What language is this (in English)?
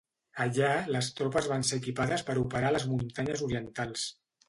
Catalan